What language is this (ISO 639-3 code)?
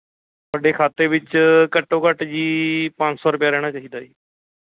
pan